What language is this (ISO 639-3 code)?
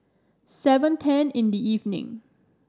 eng